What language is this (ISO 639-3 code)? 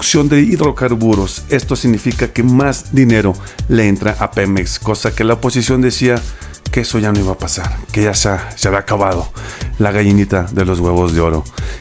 spa